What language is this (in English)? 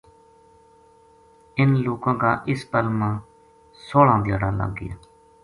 Gujari